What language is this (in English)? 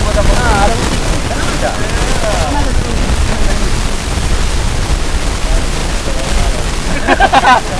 Indonesian